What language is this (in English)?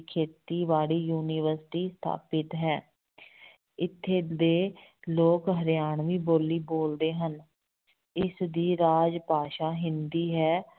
Punjabi